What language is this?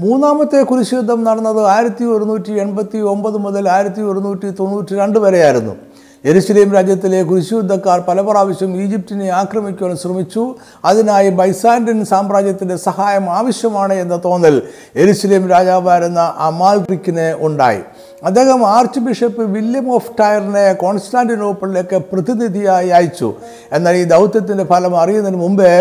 Malayalam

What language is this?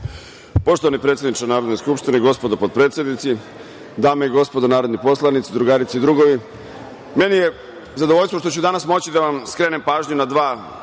Serbian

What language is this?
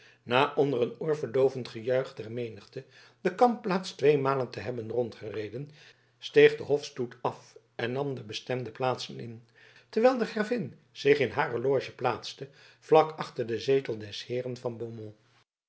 Dutch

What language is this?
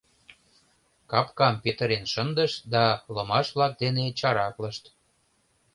Mari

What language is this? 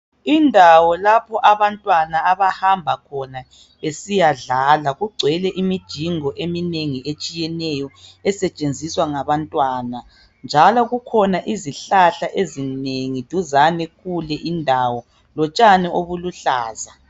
North Ndebele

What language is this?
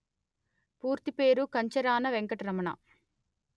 Telugu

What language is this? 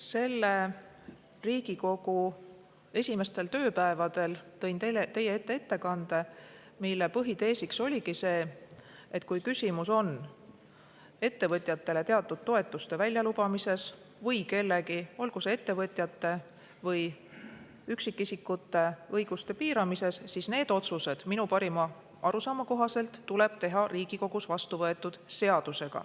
Estonian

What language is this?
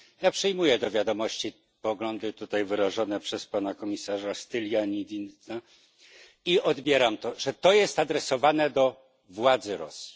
Polish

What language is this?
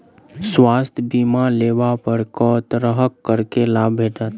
Maithili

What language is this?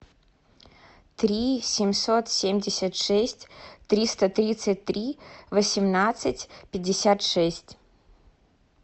Russian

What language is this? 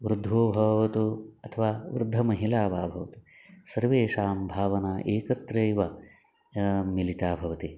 Sanskrit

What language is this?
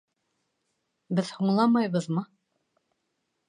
Bashkir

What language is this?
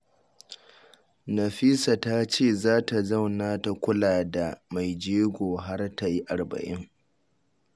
Hausa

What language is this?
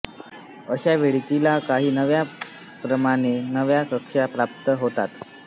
Marathi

